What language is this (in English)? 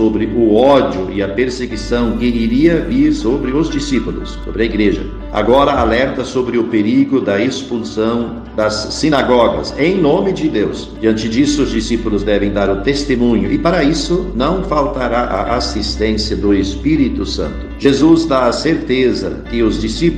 Portuguese